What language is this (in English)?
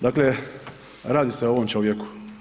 Croatian